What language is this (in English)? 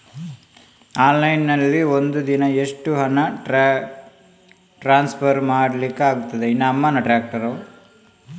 Kannada